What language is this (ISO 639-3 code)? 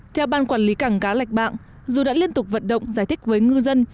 vie